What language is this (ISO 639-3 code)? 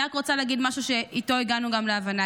heb